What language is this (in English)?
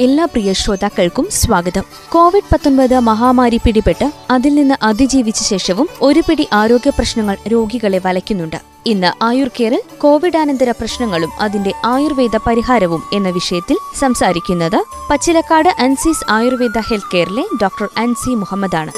Malayalam